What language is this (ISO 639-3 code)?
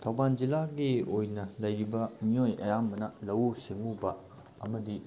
mni